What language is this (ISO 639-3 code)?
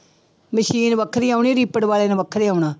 pan